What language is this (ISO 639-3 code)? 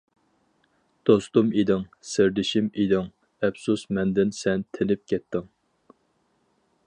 uig